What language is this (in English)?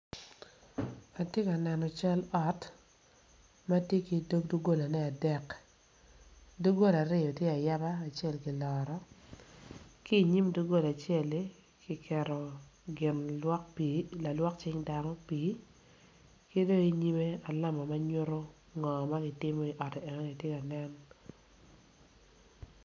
Acoli